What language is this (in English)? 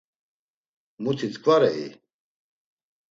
Laz